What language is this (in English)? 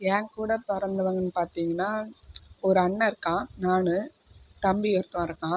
Tamil